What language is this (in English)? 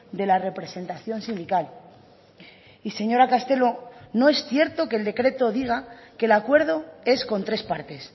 Spanish